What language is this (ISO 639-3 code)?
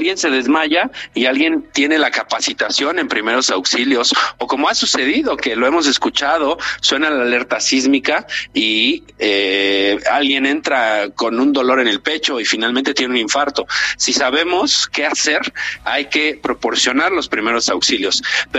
spa